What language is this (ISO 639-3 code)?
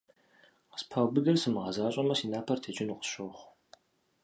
kbd